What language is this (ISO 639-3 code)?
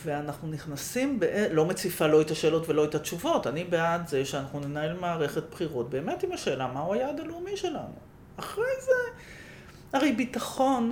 heb